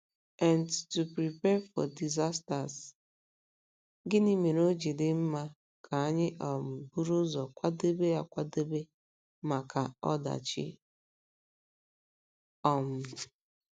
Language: Igbo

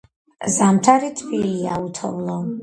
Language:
Georgian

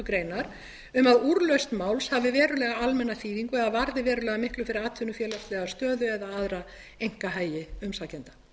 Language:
Icelandic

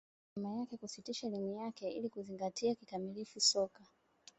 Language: Swahili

